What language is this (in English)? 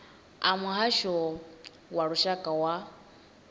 Venda